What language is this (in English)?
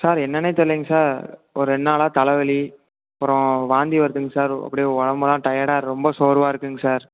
Tamil